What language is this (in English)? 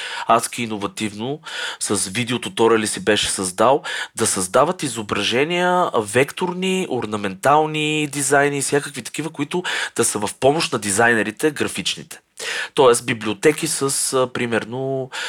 Bulgarian